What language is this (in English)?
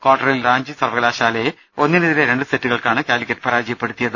Malayalam